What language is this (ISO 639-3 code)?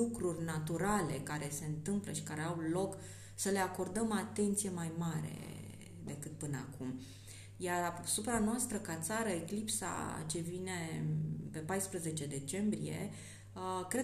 ron